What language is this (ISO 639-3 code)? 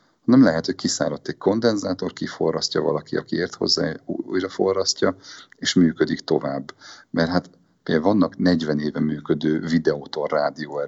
hun